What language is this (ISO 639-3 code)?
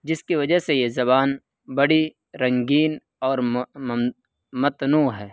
urd